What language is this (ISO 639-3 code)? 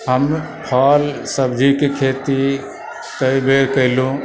mai